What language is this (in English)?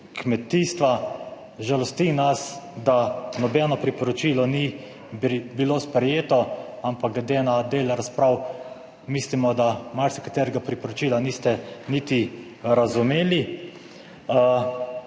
Slovenian